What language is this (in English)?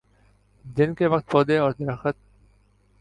Urdu